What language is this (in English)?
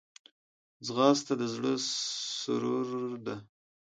Pashto